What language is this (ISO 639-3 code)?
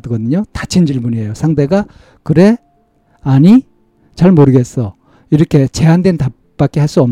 kor